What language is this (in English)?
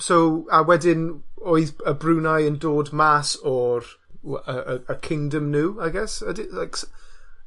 Welsh